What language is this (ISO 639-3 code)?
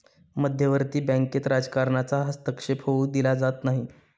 mar